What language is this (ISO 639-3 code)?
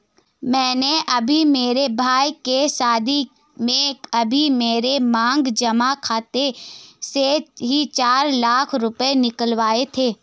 hin